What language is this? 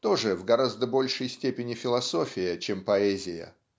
Russian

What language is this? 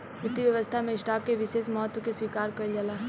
Bhojpuri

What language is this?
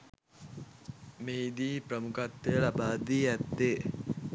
Sinhala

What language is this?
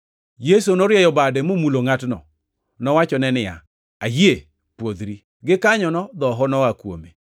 Luo (Kenya and Tanzania)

